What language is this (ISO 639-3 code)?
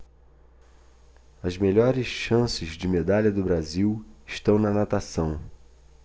por